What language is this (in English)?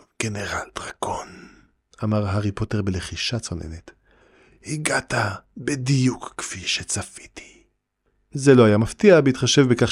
Hebrew